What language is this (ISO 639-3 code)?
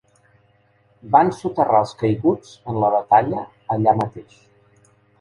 cat